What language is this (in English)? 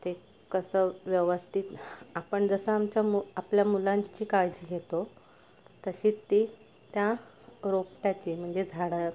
Marathi